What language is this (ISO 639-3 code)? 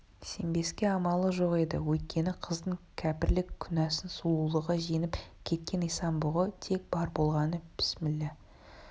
kaz